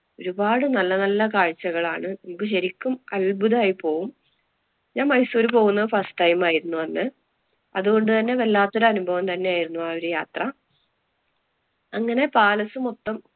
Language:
Malayalam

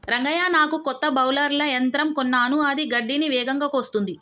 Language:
Telugu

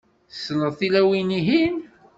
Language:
Kabyle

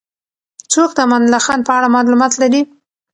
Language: Pashto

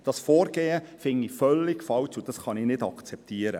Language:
Swiss German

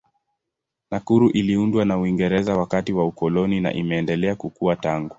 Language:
Swahili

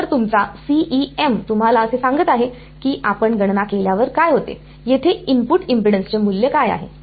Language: Marathi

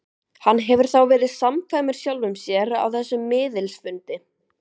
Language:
Icelandic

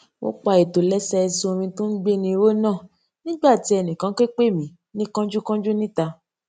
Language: Yoruba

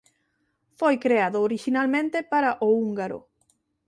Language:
Galician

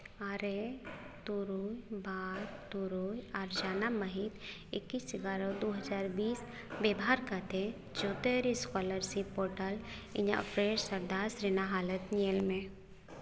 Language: Santali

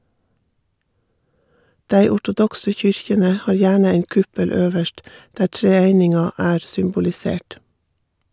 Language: Norwegian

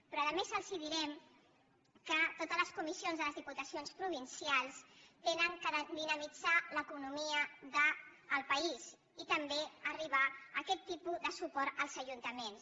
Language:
Catalan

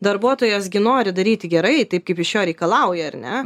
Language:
Lithuanian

